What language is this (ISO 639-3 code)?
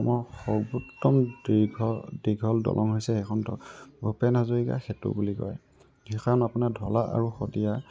asm